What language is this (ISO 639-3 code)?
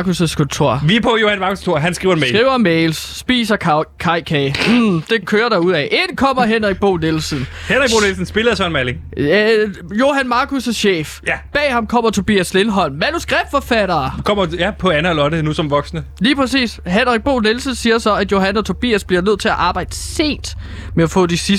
dan